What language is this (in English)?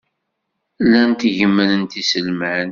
Kabyle